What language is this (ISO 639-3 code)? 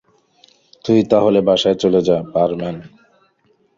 ben